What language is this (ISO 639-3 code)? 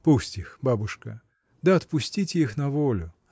rus